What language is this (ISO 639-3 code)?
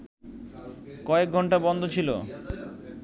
ben